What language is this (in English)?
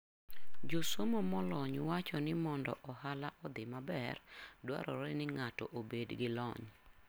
Luo (Kenya and Tanzania)